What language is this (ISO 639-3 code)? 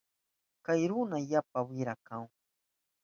qup